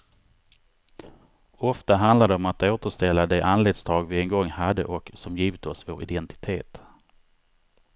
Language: Swedish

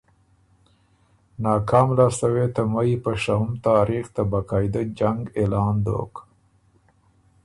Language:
Ormuri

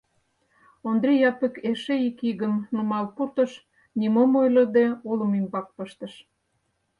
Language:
Mari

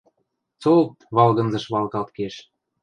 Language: Western Mari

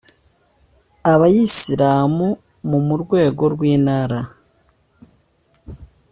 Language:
Kinyarwanda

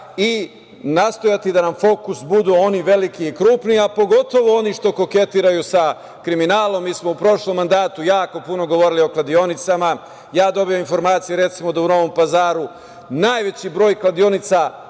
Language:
Serbian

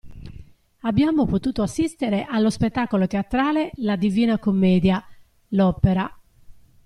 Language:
Italian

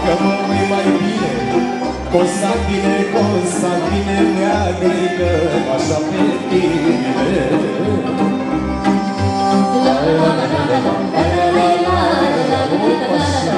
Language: Romanian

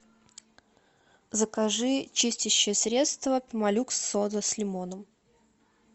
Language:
Russian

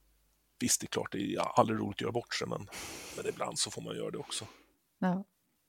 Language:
Swedish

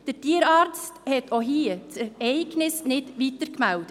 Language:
Swiss German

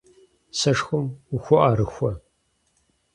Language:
Kabardian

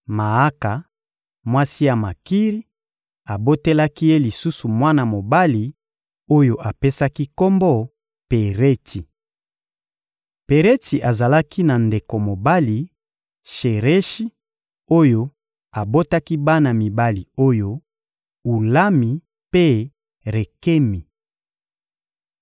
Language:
Lingala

